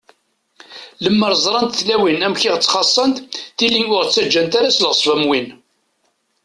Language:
Kabyle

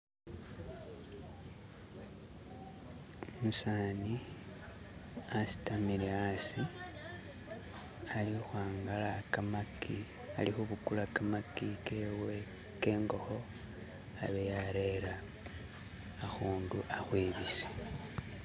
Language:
Masaaba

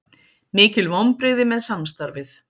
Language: Icelandic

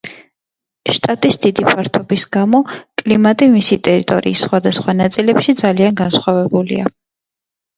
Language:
Georgian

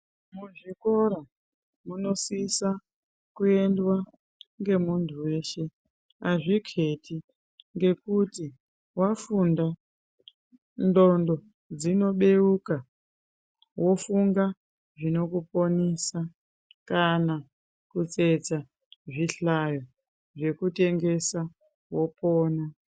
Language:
Ndau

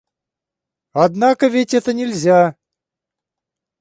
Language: Russian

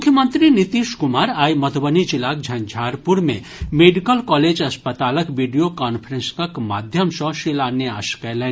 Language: Maithili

